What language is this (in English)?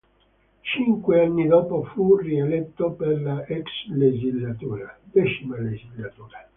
Italian